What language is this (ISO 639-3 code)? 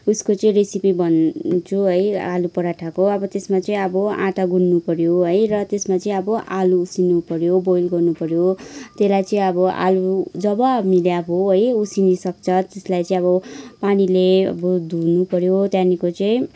nep